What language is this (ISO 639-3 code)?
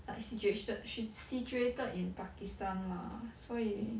eng